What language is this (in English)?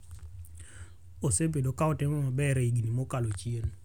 Luo (Kenya and Tanzania)